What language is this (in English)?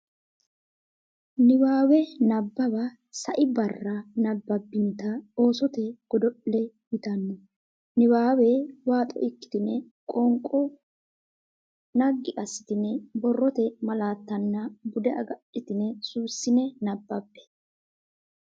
Sidamo